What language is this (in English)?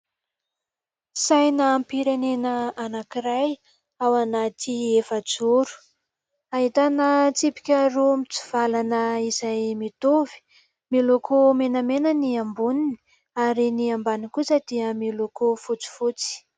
Malagasy